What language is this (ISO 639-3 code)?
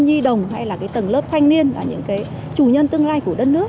vie